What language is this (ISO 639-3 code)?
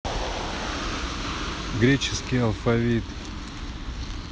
rus